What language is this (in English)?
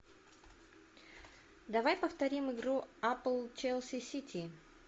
Russian